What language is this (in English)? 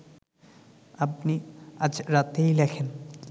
Bangla